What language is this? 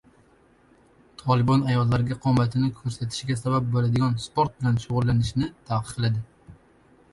Uzbek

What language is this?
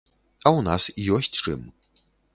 Belarusian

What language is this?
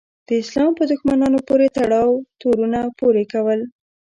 Pashto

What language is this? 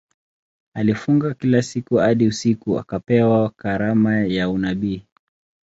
Swahili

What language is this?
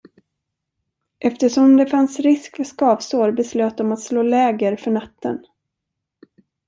Swedish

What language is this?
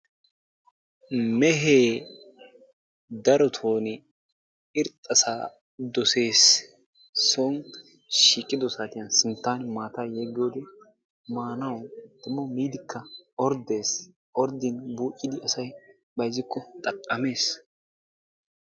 Wolaytta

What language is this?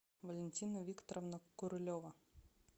Russian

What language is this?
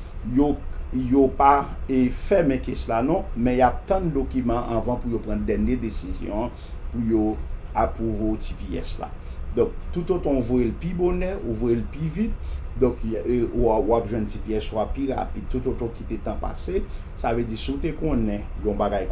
French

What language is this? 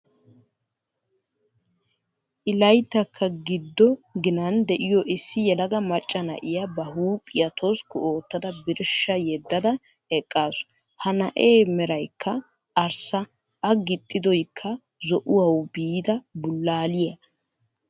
Wolaytta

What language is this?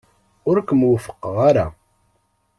Kabyle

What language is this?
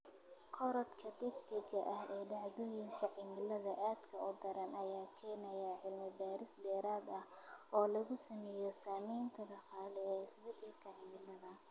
Somali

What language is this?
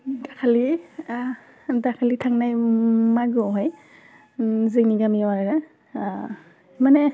Bodo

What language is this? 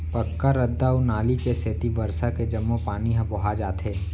Chhattisgarhi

